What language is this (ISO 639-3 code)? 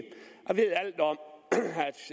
dan